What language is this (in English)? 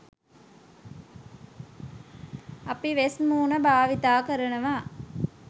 Sinhala